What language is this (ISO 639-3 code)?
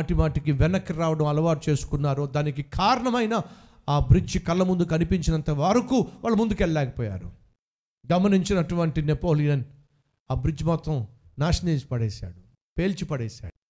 tel